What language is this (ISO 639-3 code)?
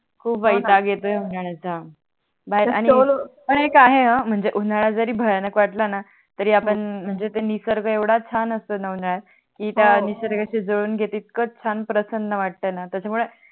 mar